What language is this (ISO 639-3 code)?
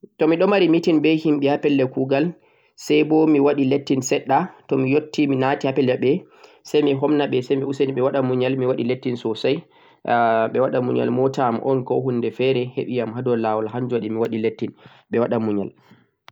fuq